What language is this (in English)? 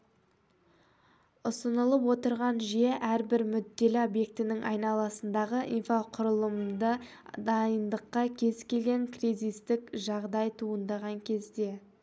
Kazakh